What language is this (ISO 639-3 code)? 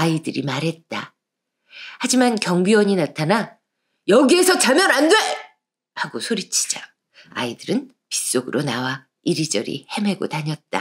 kor